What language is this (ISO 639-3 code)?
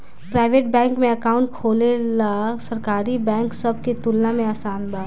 bho